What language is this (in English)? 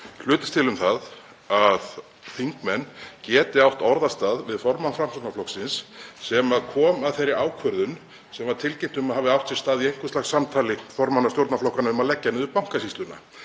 Icelandic